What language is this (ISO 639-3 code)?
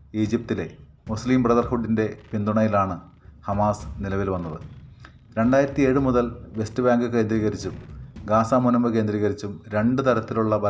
mal